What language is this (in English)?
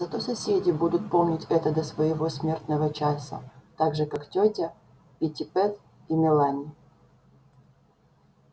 Russian